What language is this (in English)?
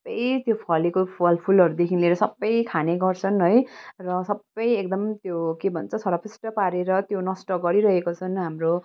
Nepali